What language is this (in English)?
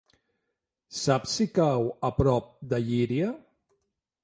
Catalan